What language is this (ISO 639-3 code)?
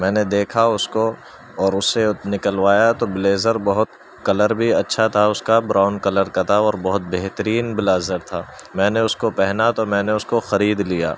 urd